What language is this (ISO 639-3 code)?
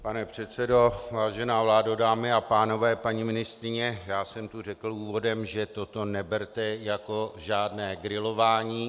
ces